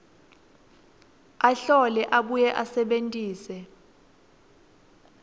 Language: Swati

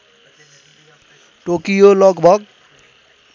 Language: Nepali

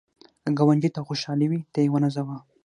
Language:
Pashto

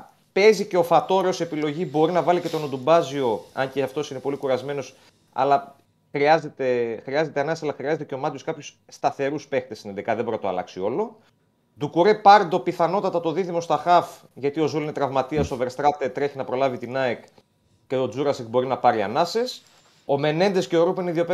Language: Greek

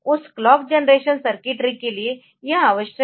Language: Hindi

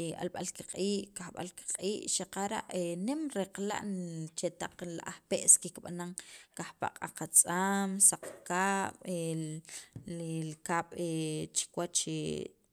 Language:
Sacapulteco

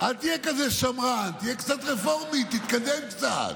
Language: Hebrew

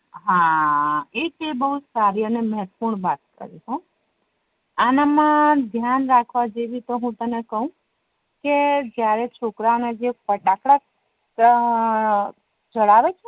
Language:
Gujarati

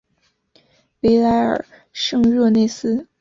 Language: Chinese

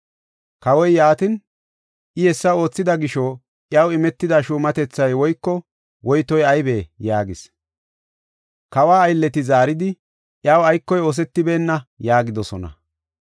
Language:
Gofa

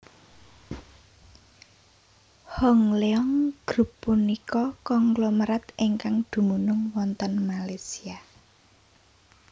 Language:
Javanese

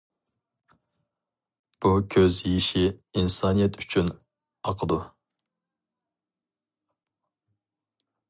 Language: Uyghur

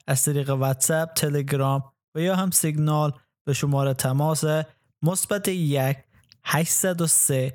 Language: Persian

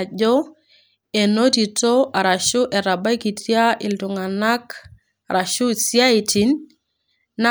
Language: Masai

